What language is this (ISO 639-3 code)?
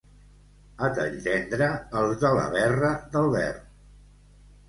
cat